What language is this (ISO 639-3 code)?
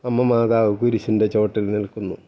mal